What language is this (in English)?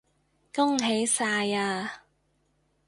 Cantonese